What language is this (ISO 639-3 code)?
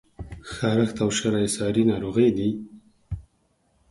pus